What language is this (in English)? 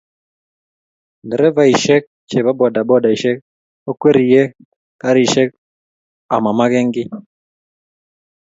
Kalenjin